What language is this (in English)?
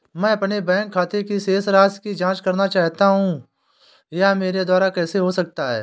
Hindi